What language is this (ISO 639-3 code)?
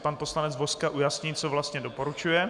ces